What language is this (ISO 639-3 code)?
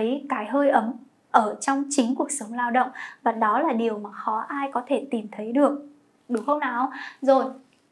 vie